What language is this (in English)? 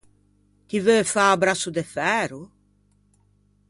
Ligurian